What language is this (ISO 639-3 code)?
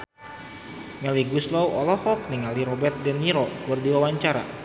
sun